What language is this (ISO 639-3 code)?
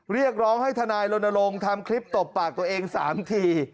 tha